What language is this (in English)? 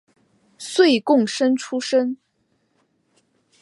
Chinese